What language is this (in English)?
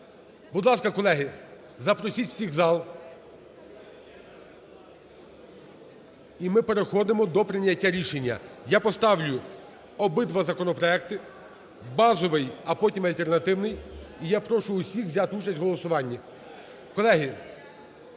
Ukrainian